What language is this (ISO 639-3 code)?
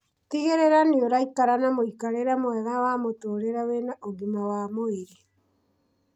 kik